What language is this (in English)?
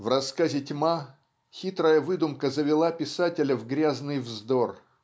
Russian